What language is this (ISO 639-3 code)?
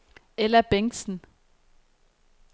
dan